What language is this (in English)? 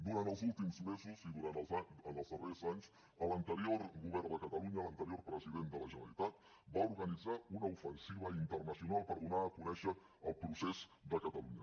Catalan